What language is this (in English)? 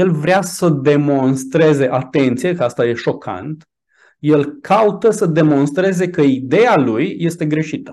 Romanian